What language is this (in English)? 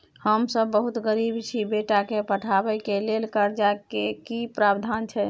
Maithili